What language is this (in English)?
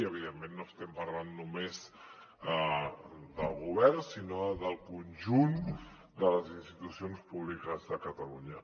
Catalan